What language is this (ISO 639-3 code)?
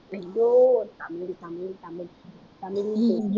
tam